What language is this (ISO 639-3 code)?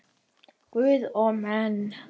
isl